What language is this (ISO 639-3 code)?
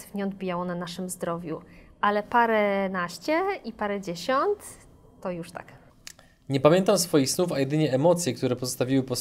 pol